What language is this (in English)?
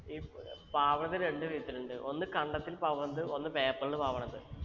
Malayalam